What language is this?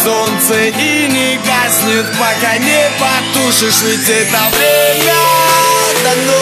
Russian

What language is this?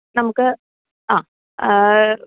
Malayalam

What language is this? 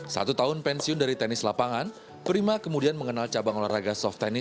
Indonesian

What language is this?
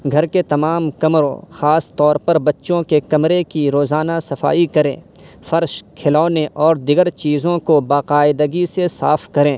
Urdu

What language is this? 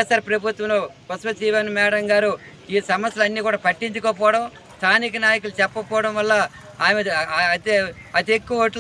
Telugu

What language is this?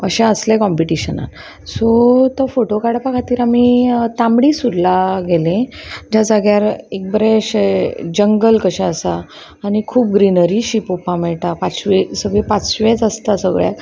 Konkani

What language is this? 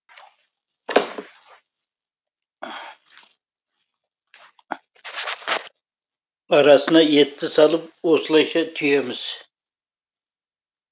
Kazakh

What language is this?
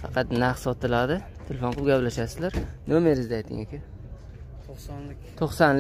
Turkish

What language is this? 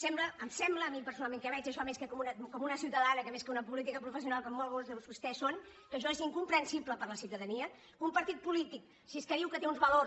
Catalan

